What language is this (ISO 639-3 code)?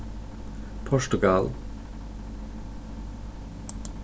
fao